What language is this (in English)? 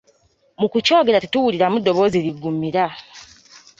Ganda